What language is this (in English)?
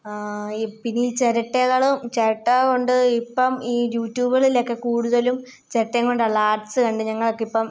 Malayalam